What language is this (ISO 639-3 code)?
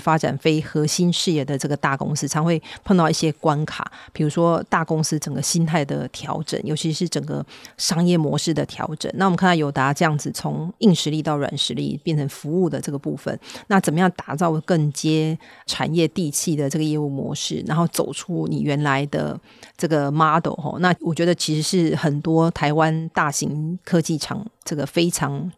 zho